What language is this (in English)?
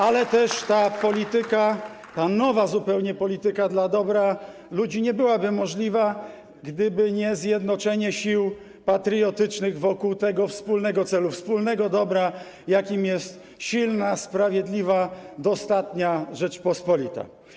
Polish